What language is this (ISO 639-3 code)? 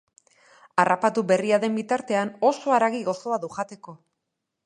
eus